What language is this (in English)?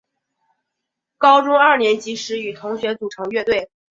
Chinese